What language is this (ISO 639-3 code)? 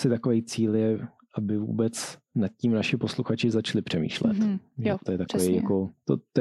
ces